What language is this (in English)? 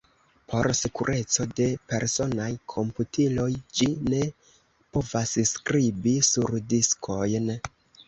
Esperanto